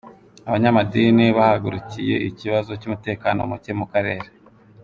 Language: Kinyarwanda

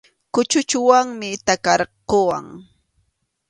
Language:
Arequipa-La Unión Quechua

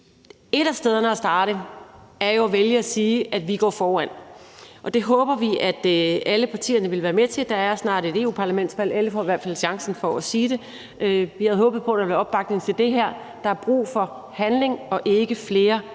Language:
Danish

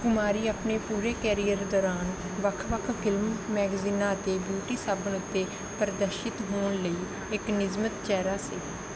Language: Punjabi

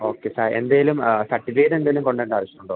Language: Malayalam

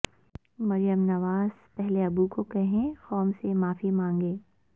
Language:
Urdu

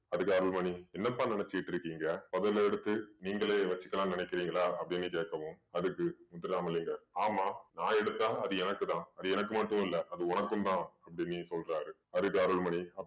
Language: Tamil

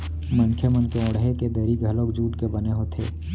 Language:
Chhattisgarhi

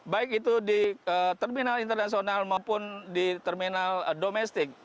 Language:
Indonesian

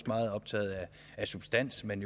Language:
Danish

